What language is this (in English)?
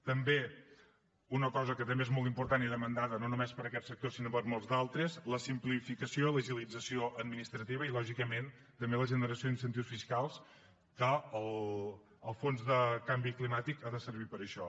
Catalan